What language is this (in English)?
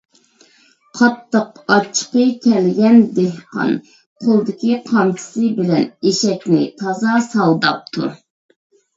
Uyghur